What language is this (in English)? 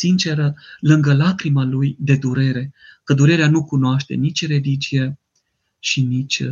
Romanian